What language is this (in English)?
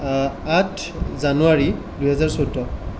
Assamese